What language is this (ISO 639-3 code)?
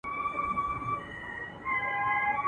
pus